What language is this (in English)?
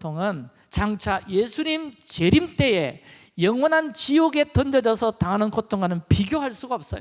Korean